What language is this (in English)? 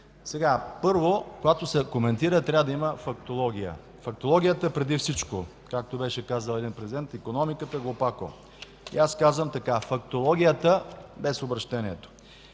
Bulgarian